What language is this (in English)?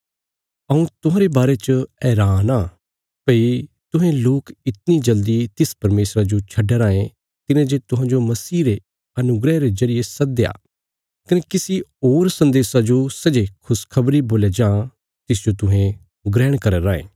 Bilaspuri